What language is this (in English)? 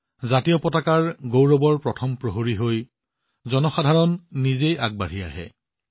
Assamese